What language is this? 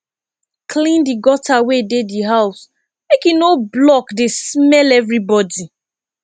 Nigerian Pidgin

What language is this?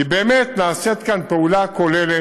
Hebrew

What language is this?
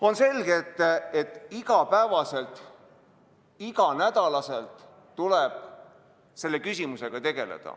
Estonian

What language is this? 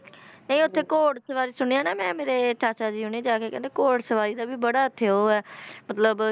Punjabi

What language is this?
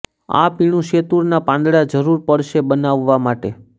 Gujarati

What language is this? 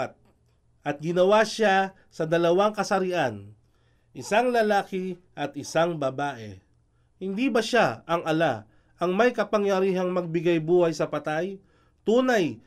Filipino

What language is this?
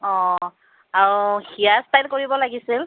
Assamese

